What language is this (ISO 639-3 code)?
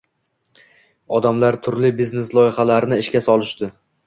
uzb